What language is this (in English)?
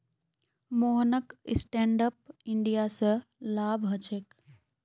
Magahi